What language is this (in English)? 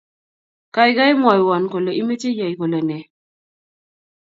Kalenjin